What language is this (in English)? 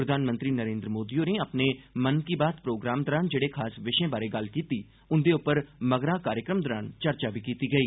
Dogri